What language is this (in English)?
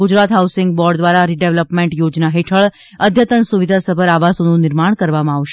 Gujarati